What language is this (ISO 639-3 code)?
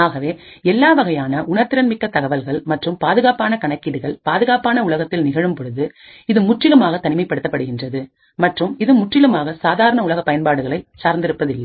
tam